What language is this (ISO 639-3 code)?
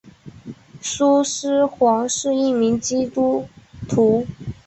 zho